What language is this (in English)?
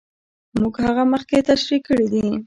Pashto